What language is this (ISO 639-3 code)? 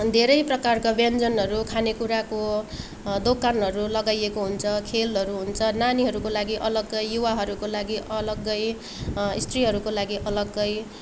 nep